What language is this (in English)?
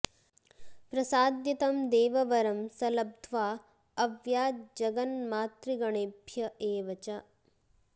Sanskrit